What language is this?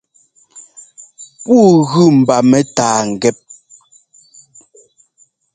Ngomba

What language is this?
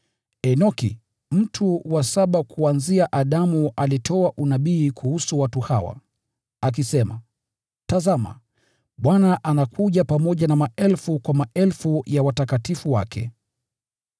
Swahili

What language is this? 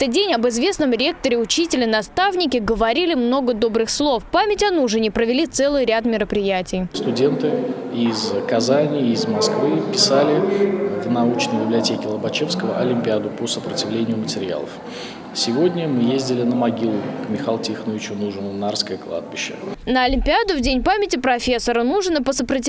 Russian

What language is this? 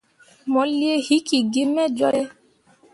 Mundang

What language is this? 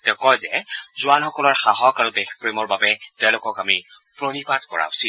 Assamese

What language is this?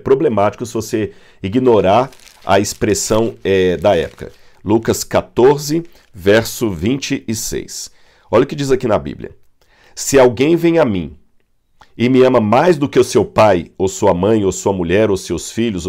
Portuguese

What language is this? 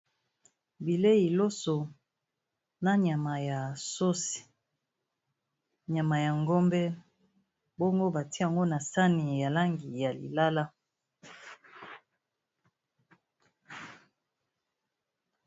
Lingala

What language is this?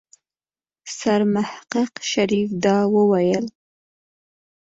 Pashto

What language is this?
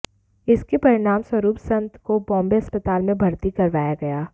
Hindi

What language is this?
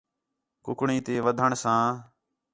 Khetrani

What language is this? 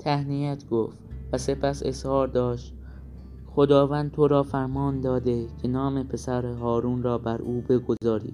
Persian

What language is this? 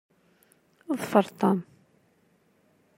Kabyle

